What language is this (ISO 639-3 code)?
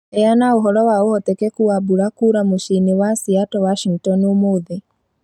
kik